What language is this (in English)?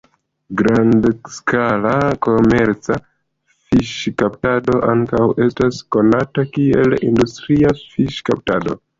Esperanto